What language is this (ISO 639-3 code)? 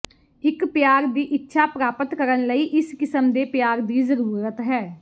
pan